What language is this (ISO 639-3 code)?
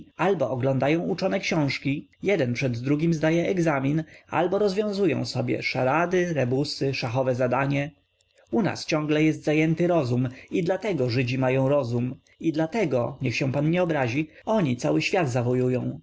pol